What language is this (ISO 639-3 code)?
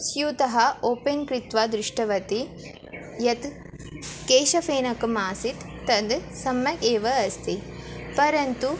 san